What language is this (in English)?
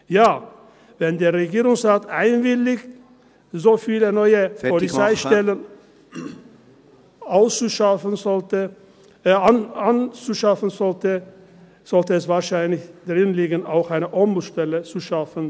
Swiss German